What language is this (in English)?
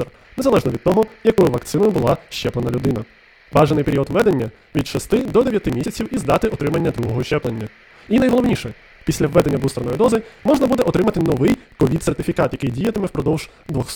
Ukrainian